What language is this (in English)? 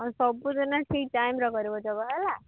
Odia